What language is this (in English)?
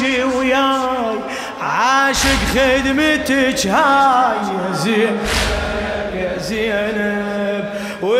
Arabic